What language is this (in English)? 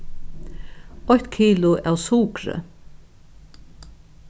Faroese